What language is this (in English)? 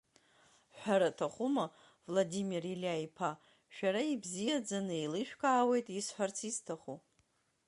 Abkhazian